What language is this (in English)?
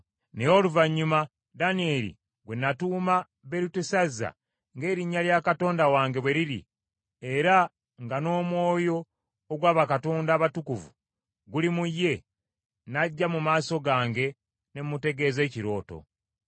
Ganda